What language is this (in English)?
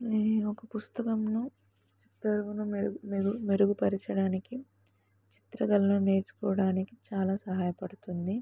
Telugu